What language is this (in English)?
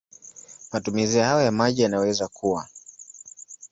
Swahili